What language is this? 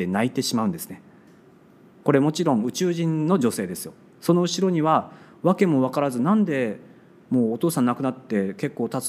Japanese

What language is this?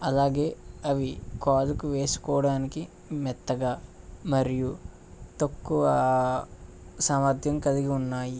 Telugu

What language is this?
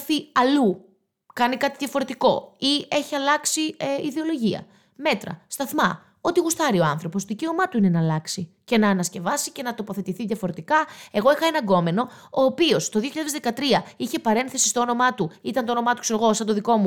Greek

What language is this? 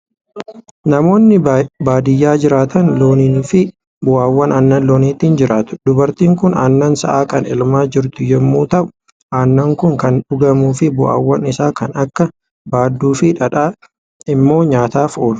Oromo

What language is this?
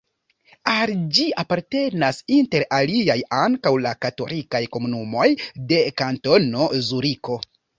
Esperanto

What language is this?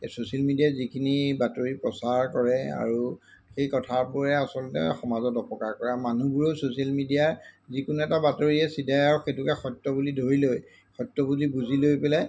Assamese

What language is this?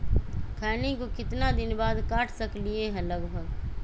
Magahi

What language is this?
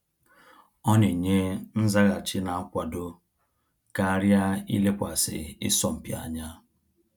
Igbo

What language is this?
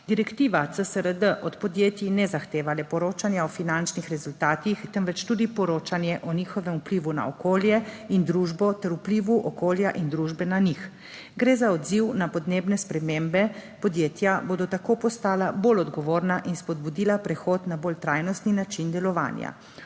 Slovenian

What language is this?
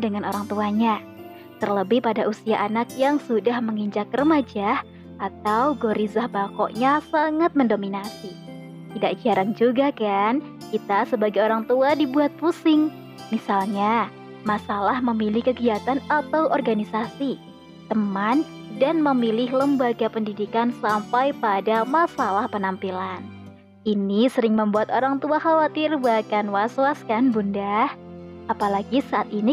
Indonesian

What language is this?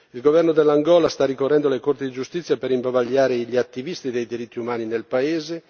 Italian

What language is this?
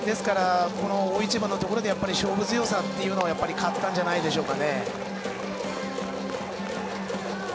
Japanese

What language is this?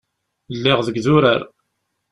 Kabyle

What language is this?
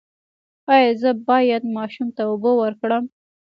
Pashto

